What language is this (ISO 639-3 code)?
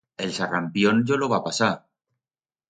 arg